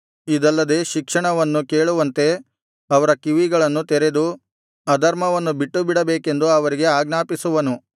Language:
Kannada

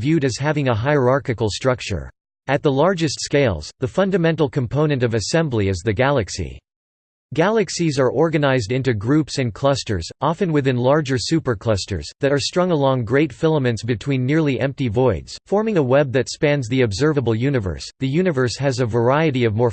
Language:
English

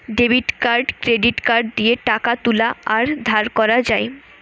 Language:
Bangla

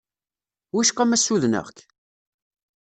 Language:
Kabyle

